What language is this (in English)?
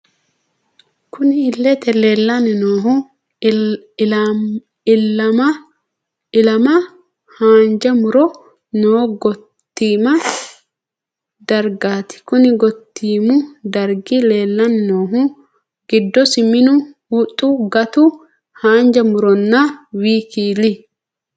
Sidamo